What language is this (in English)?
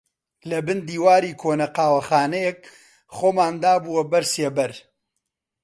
Central Kurdish